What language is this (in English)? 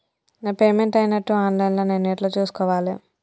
Telugu